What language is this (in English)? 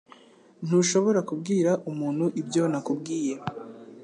Kinyarwanda